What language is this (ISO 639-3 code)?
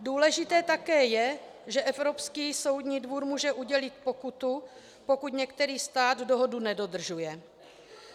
ces